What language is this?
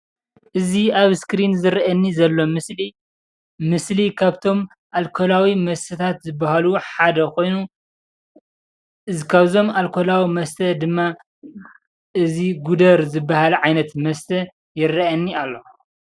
Tigrinya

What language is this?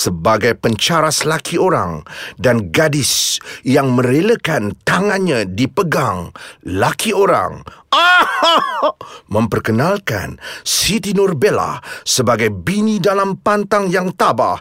Malay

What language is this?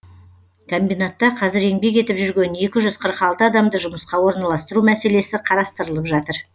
Kazakh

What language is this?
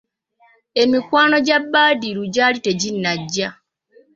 Ganda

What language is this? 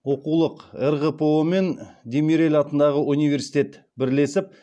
Kazakh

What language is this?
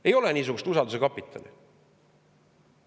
Estonian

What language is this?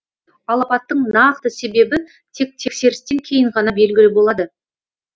Kazakh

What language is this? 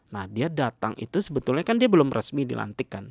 Indonesian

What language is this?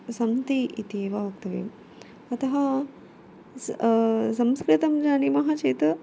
Sanskrit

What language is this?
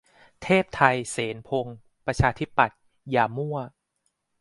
Thai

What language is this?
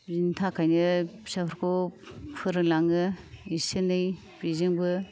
Bodo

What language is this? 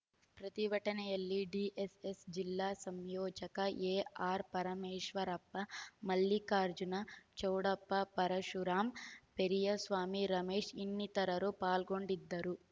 Kannada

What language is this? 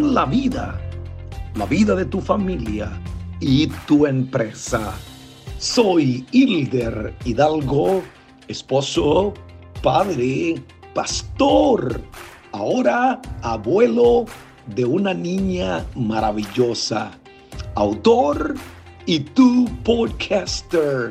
Spanish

